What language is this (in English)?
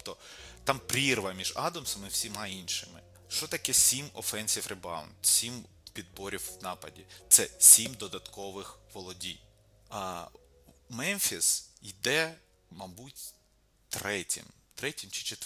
Ukrainian